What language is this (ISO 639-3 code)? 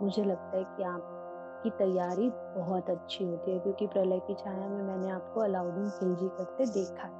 hin